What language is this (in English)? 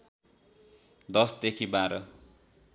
Nepali